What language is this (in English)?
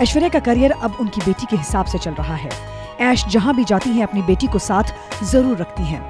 Hindi